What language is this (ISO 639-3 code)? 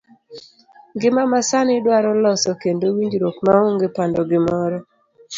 luo